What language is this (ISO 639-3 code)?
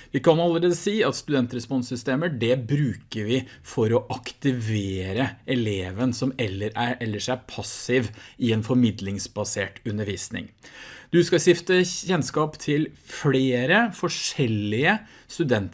nor